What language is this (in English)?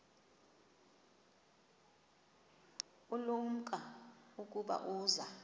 Xhosa